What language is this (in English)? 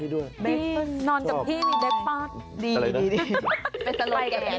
Thai